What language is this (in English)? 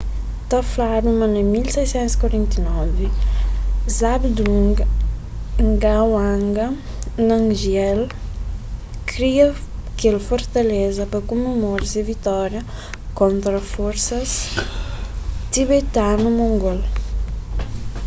Kabuverdianu